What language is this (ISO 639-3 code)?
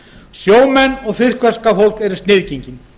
isl